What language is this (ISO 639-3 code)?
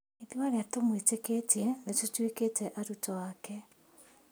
kik